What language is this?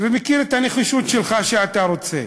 Hebrew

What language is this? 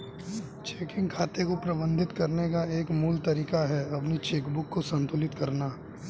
Hindi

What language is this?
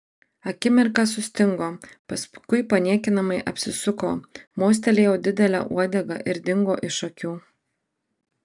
Lithuanian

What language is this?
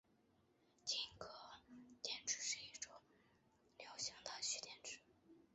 Chinese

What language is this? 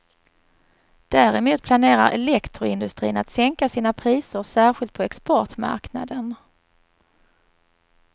Swedish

